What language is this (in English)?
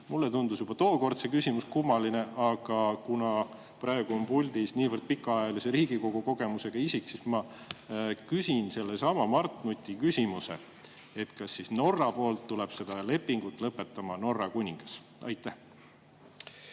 Estonian